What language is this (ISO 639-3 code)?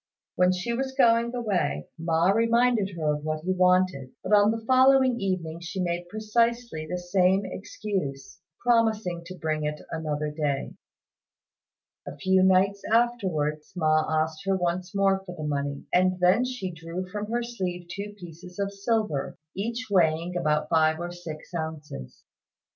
eng